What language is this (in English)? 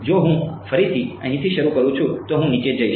Gujarati